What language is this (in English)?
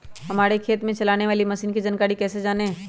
Magahi